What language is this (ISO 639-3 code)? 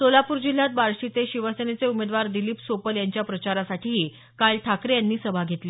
mar